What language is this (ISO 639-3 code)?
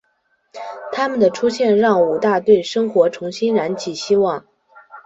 zho